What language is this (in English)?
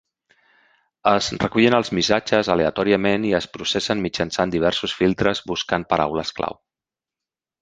Catalan